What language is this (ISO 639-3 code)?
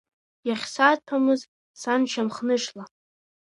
abk